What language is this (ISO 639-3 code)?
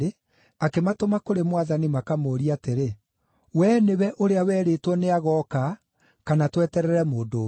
kik